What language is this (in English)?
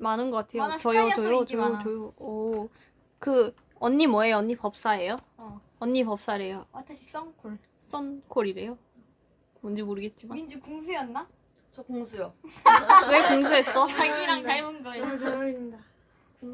Korean